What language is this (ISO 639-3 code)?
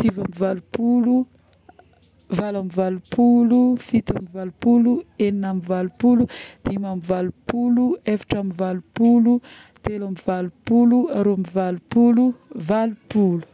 bmm